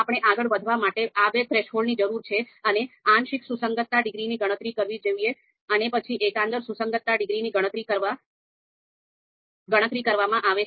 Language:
Gujarati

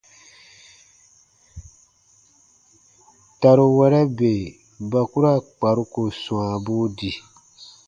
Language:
Baatonum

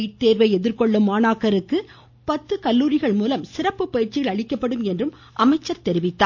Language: Tamil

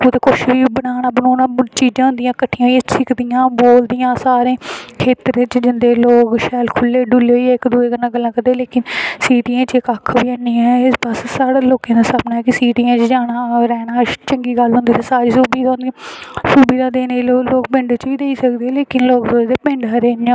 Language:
Dogri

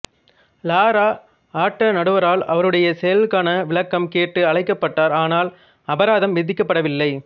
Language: Tamil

